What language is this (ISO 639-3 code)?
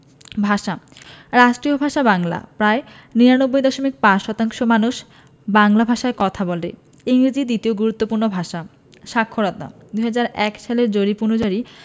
ben